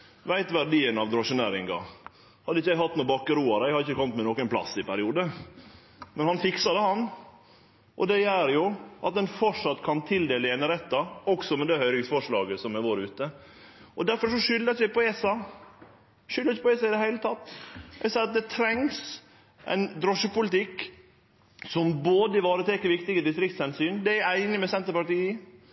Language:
Norwegian Nynorsk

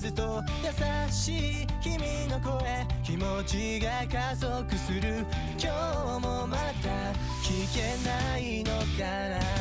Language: Japanese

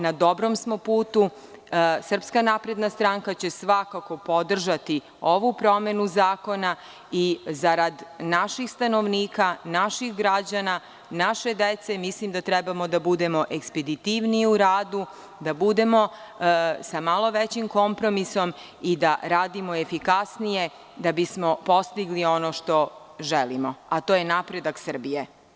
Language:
Serbian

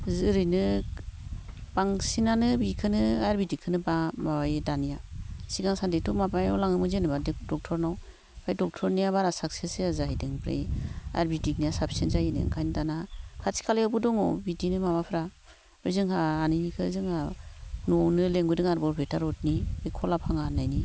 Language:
Bodo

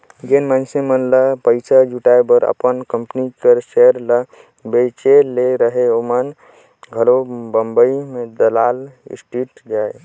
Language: Chhattisgarhi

